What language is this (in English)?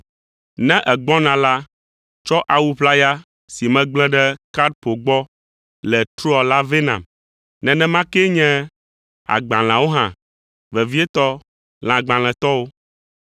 Ewe